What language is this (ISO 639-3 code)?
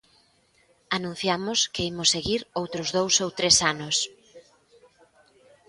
glg